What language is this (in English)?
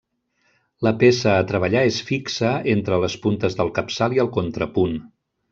Catalan